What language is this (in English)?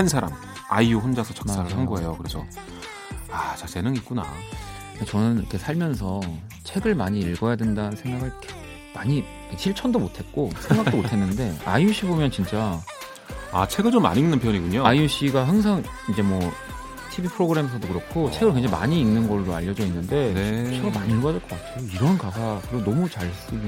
Korean